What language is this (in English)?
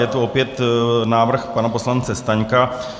Czech